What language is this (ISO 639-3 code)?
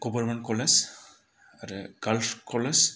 brx